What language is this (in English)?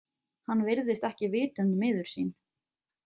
Icelandic